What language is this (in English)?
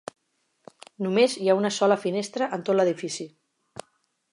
Catalan